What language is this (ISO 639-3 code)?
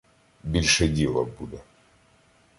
ukr